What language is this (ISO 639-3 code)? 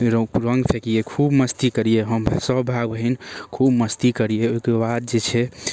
mai